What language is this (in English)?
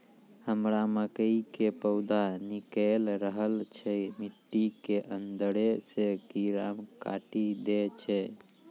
Maithili